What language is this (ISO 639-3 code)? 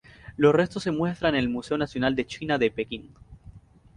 spa